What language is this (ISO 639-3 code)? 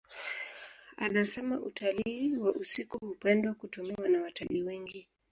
swa